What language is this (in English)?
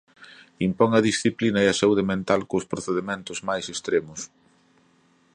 Galician